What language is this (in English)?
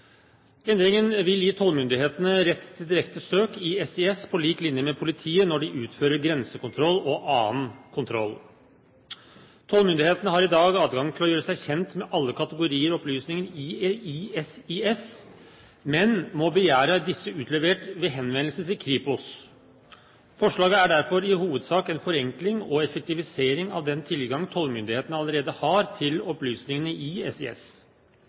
Norwegian Bokmål